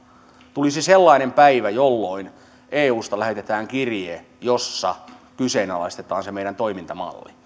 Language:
Finnish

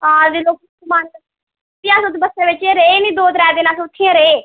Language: Dogri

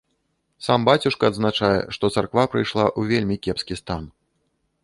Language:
Belarusian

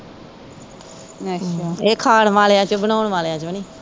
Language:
Punjabi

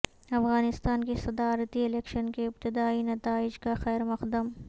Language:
Urdu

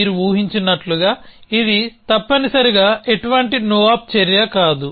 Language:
Telugu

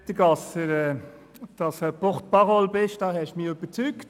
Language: Swiss German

